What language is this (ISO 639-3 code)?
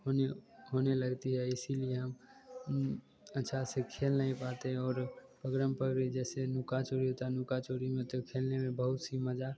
hin